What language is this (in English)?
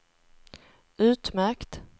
Swedish